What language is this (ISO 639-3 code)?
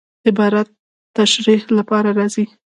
pus